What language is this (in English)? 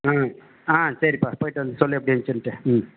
Tamil